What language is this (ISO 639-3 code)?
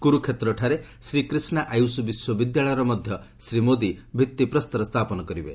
ori